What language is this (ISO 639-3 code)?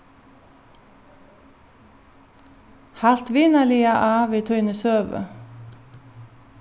fao